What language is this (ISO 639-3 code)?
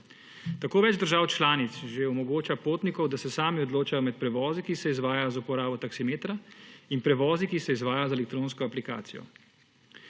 slv